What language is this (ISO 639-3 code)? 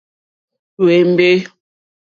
bri